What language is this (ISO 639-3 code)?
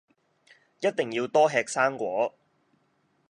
yue